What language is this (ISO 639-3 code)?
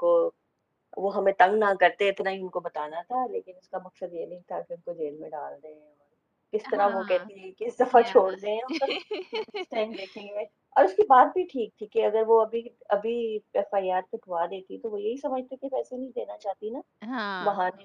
urd